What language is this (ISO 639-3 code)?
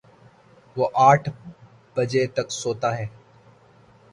urd